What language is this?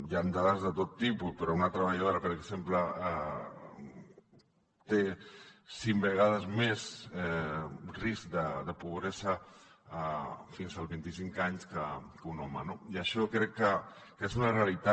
Catalan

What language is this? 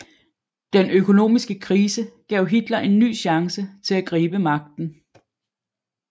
Danish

